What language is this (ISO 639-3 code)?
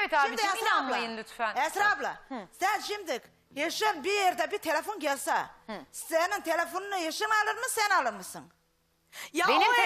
tur